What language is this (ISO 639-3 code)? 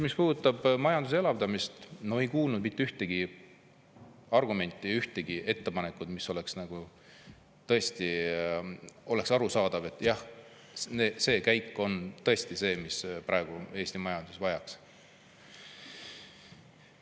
est